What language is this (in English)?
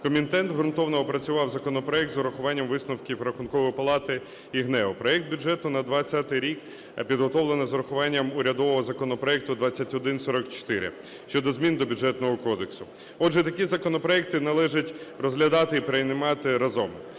Ukrainian